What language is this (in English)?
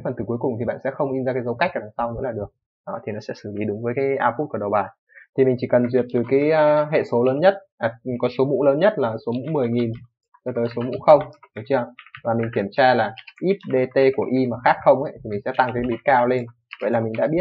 Vietnamese